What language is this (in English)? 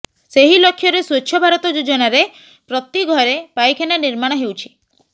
Odia